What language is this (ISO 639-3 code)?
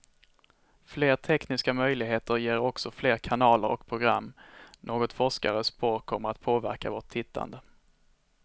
swe